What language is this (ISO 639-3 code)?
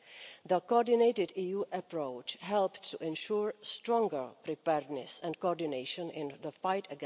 eng